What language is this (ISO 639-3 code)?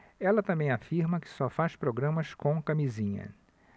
por